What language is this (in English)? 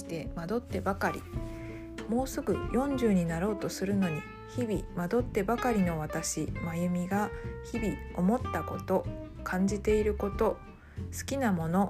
Japanese